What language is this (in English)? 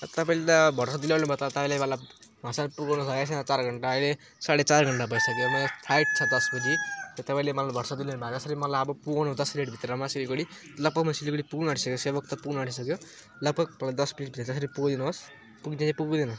Nepali